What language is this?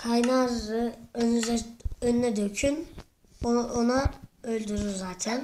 Turkish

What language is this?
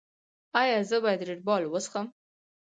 Pashto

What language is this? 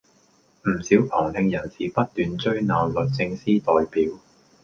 Cantonese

